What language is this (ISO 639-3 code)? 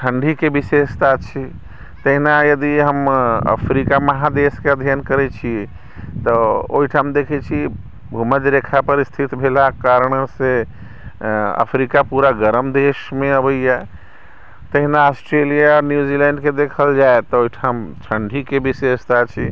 mai